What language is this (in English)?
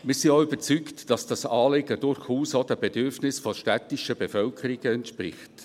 Swiss German